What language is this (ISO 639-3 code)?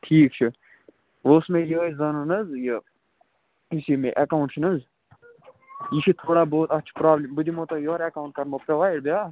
kas